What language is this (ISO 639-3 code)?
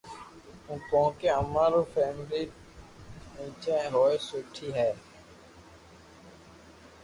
lrk